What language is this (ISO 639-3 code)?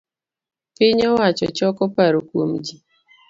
luo